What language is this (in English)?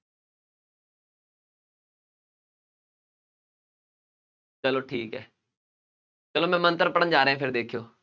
Punjabi